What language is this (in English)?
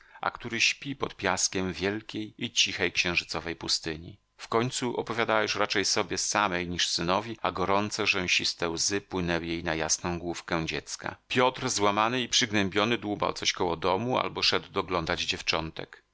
Polish